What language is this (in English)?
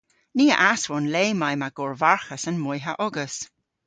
Cornish